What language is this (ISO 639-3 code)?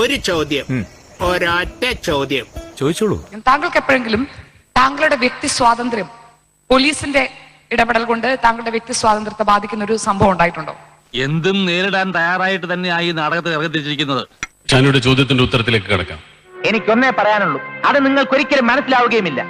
mal